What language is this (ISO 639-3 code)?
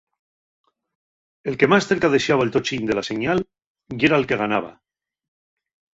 ast